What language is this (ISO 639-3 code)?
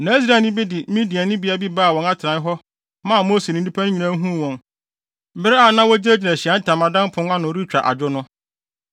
aka